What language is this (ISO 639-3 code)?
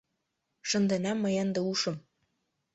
chm